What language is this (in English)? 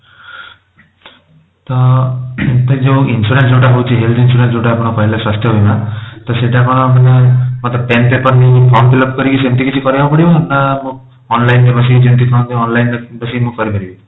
Odia